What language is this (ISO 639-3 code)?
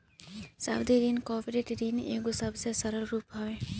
bho